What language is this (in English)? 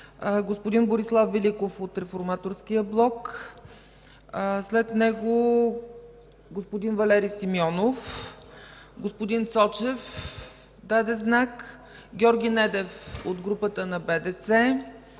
Bulgarian